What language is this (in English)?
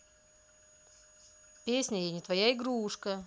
Russian